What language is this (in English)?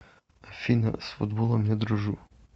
Russian